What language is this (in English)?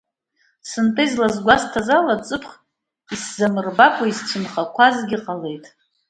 Abkhazian